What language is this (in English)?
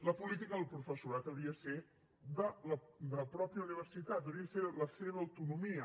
Catalan